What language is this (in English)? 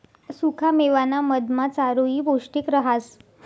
Marathi